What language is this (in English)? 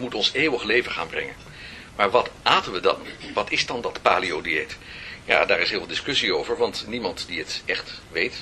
Dutch